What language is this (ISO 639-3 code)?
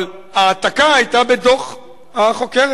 heb